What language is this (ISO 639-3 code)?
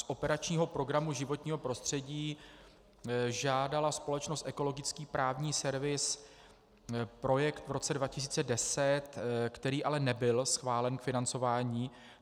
ces